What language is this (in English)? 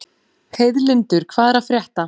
Icelandic